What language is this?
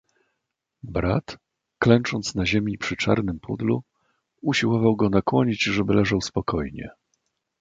Polish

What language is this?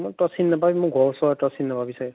Assamese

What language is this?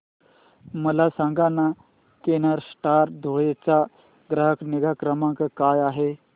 Marathi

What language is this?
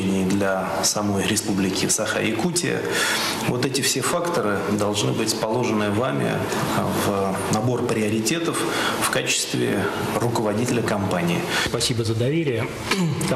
Russian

